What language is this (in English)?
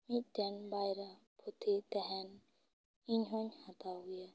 Santali